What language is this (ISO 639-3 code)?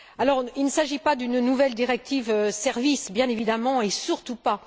fra